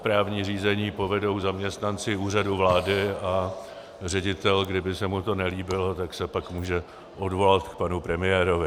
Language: Czech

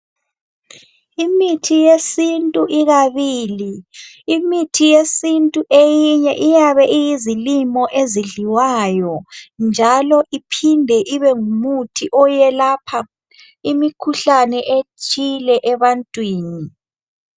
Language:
North Ndebele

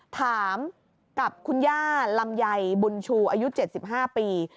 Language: Thai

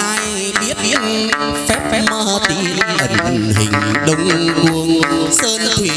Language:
Vietnamese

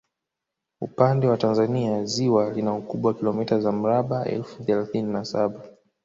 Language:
Swahili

